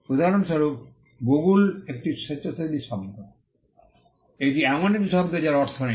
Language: Bangla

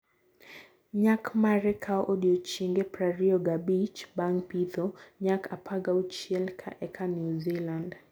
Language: Luo (Kenya and Tanzania)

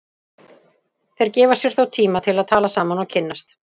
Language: Icelandic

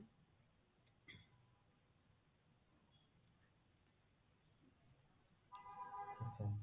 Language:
Odia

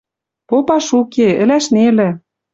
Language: Western Mari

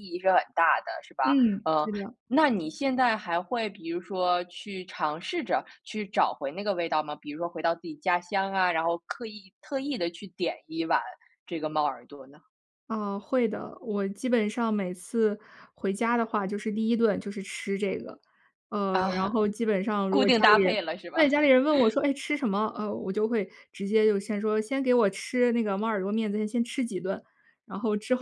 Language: Chinese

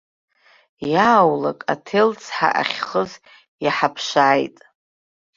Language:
Abkhazian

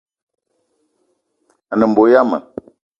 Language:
Eton (Cameroon)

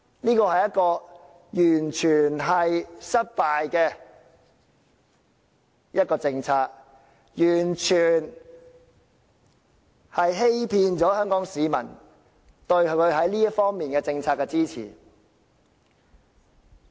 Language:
Cantonese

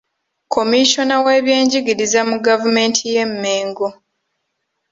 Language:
Ganda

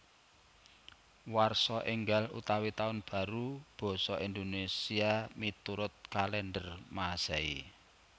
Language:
Javanese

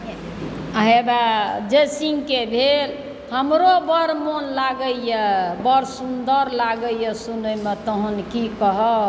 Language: Maithili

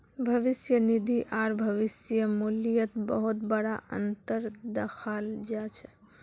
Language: Magahi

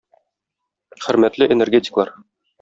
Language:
Tatar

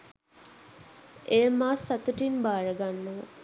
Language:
Sinhala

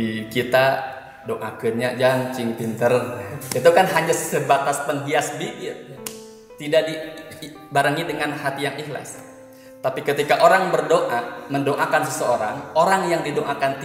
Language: Indonesian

